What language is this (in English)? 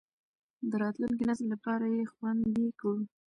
Pashto